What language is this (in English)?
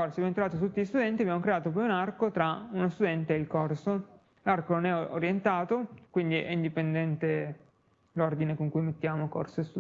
Italian